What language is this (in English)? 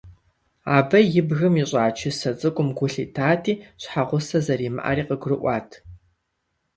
Kabardian